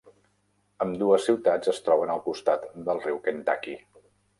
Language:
Catalan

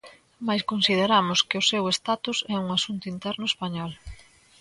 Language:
Galician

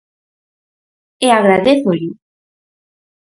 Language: Galician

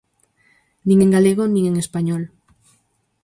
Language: Galician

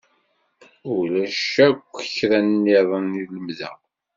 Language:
Kabyle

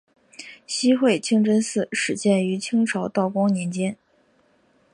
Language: Chinese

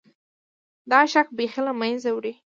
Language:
Pashto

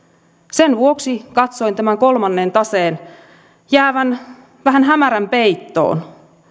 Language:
Finnish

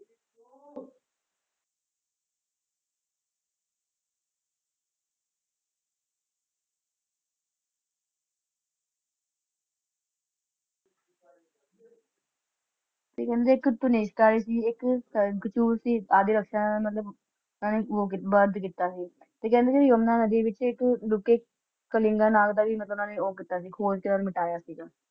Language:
Punjabi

